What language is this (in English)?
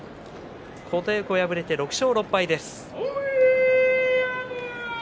Japanese